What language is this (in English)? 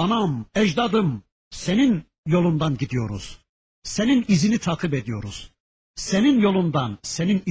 Turkish